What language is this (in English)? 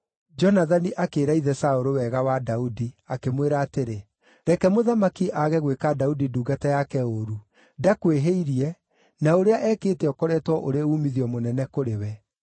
Kikuyu